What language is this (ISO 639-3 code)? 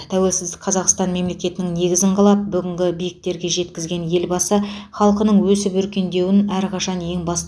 kaz